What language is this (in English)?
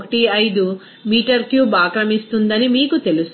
Telugu